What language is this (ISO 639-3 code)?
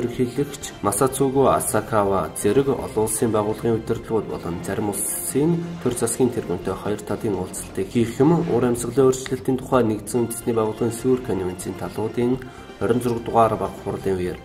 tur